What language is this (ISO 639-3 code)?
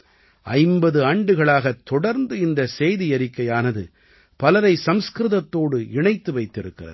tam